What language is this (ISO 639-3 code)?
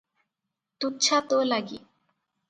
ori